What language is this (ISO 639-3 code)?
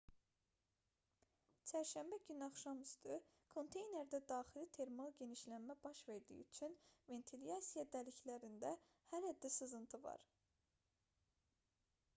aze